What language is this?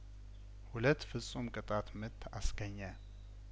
Amharic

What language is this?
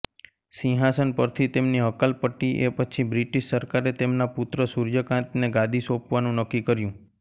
Gujarati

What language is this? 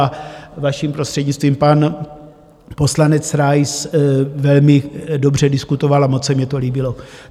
Czech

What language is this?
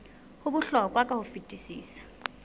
Southern Sotho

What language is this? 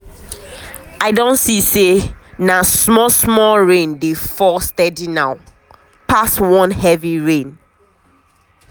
Nigerian Pidgin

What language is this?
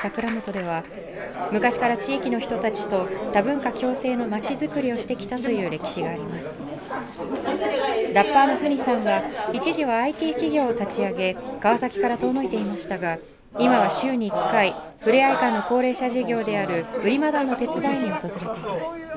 Japanese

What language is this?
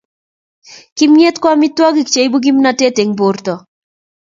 Kalenjin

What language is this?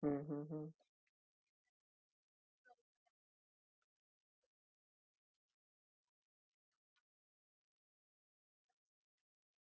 Marathi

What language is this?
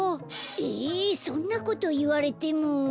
Japanese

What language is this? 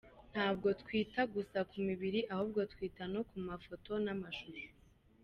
Kinyarwanda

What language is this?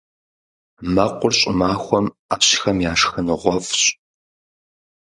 Kabardian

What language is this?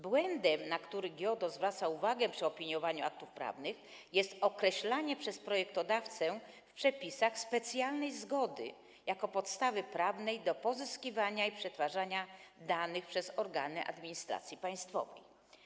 Polish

